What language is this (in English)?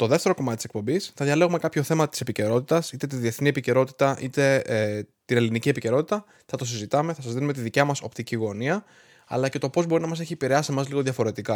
Greek